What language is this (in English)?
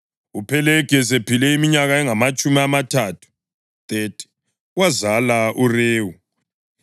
North Ndebele